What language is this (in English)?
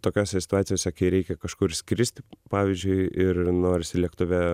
Lithuanian